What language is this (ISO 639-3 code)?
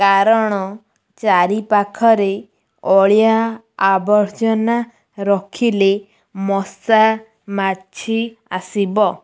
ori